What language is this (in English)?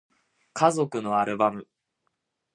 Japanese